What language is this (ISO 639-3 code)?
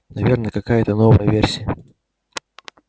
rus